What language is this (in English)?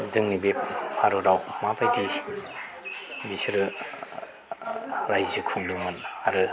Bodo